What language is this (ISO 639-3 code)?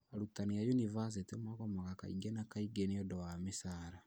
kik